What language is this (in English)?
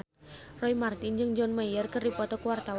Sundanese